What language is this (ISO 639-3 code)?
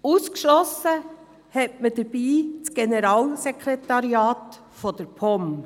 gsw